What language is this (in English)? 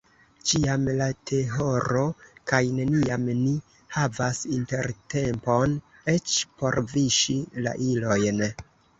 Esperanto